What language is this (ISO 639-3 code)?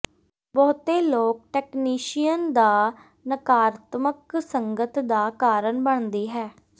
pan